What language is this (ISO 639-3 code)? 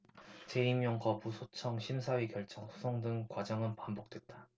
kor